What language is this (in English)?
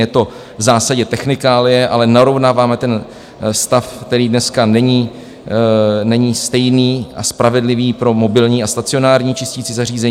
Czech